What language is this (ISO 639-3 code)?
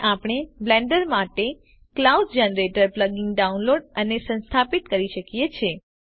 guj